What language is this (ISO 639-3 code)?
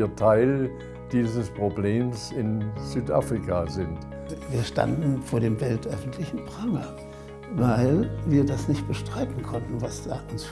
deu